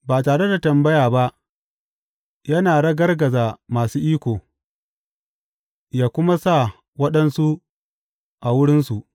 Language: Hausa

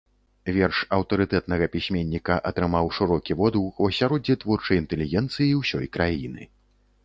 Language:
Belarusian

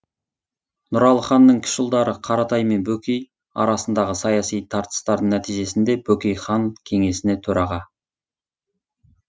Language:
Kazakh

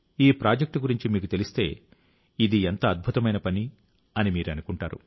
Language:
Telugu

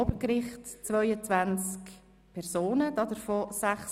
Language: Swiss German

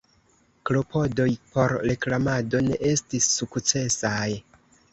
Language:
Esperanto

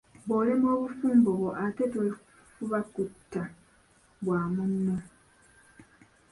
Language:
Ganda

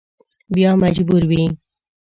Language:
Pashto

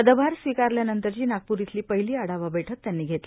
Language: Marathi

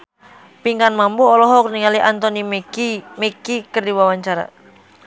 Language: Sundanese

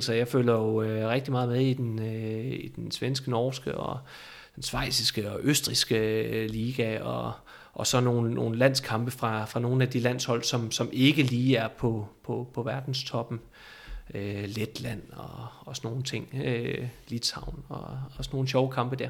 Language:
Danish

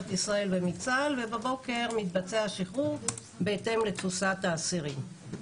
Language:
Hebrew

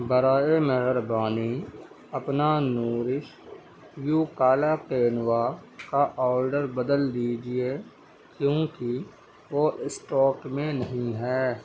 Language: Urdu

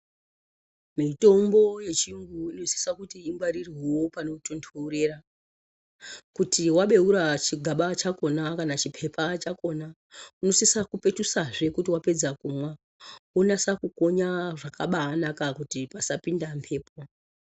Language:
Ndau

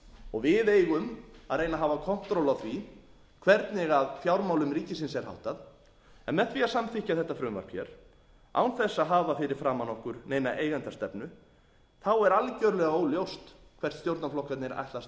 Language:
Icelandic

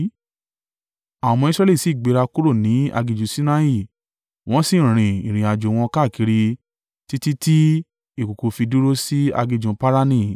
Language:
Yoruba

